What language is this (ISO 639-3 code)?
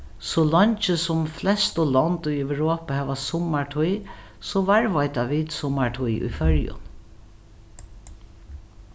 fao